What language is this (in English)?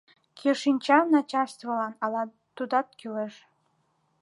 Mari